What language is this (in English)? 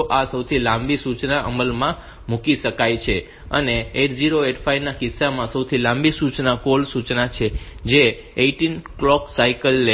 Gujarati